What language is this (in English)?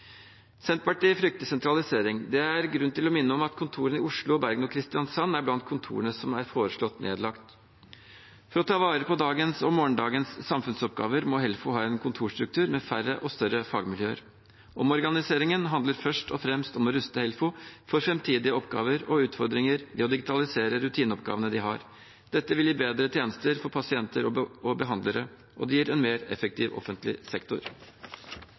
Norwegian